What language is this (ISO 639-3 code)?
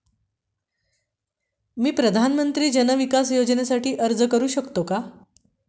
mar